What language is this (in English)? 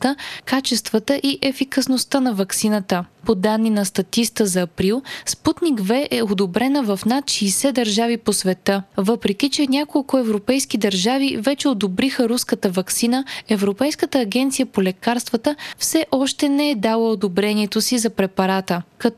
Bulgarian